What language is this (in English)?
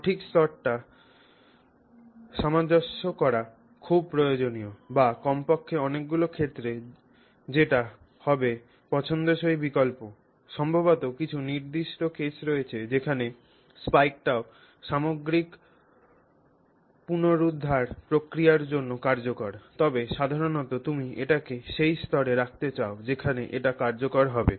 Bangla